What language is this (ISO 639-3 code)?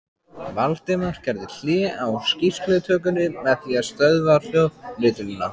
isl